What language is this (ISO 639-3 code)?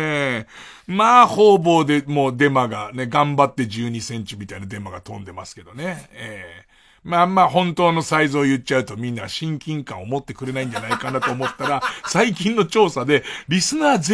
jpn